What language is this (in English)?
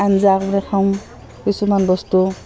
Assamese